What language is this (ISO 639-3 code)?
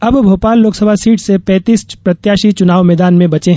hin